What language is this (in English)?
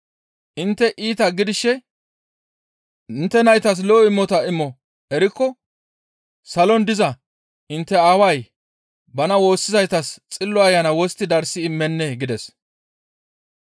Gamo